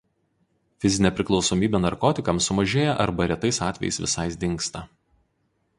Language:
Lithuanian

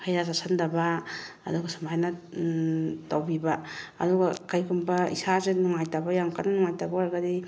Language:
Manipuri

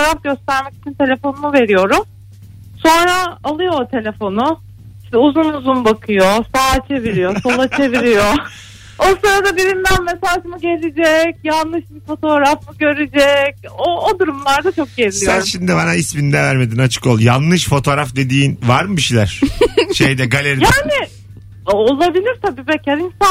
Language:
Turkish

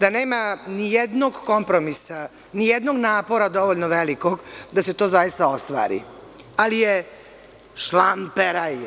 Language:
Serbian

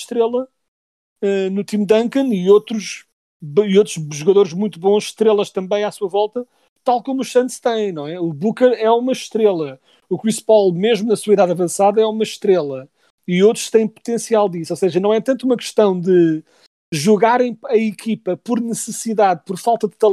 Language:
Portuguese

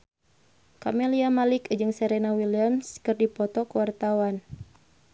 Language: Sundanese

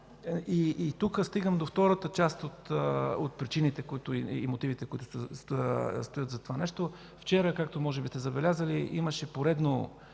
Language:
Bulgarian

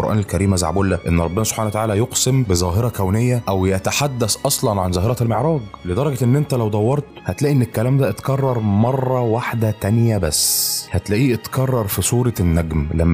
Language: Arabic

